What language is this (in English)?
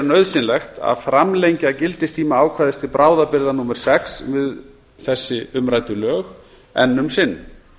Icelandic